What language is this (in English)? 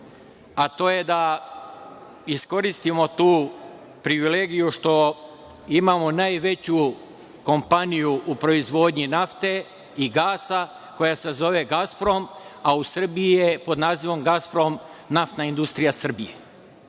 Serbian